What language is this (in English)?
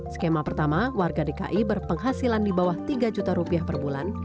Indonesian